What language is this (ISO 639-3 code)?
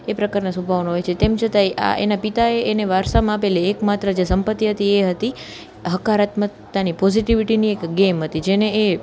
guj